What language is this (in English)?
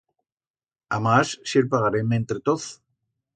Aragonese